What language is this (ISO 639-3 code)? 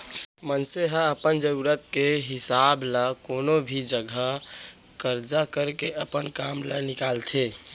hne